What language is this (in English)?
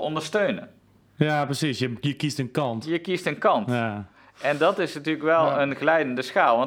Dutch